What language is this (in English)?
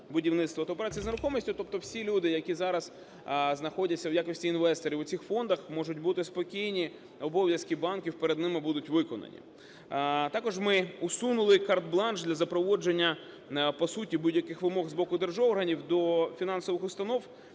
Ukrainian